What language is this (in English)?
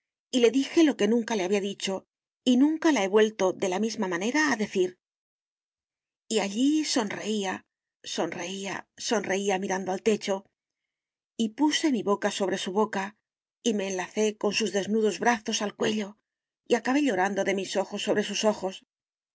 Spanish